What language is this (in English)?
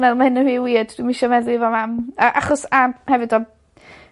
Welsh